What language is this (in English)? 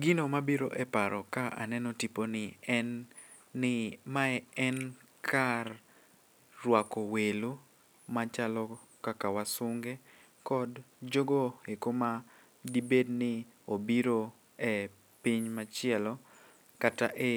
Luo (Kenya and Tanzania)